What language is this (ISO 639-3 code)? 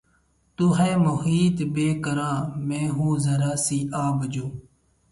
urd